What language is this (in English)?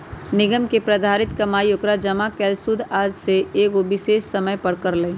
Magahi